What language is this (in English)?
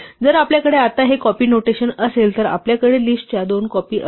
Marathi